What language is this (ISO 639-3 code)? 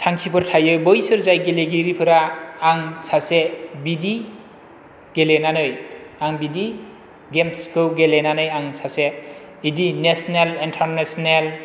brx